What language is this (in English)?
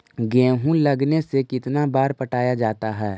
Magahi